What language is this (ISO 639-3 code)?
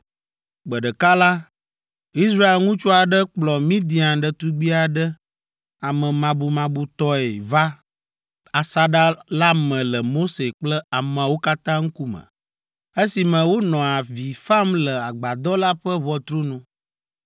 ewe